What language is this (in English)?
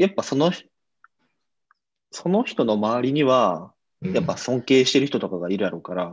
Japanese